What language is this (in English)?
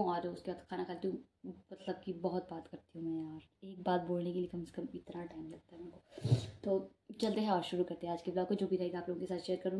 Hindi